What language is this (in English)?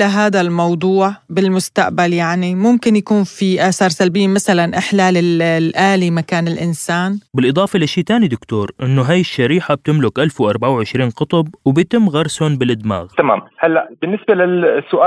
Arabic